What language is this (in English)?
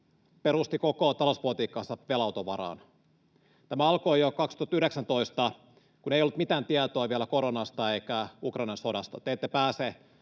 Finnish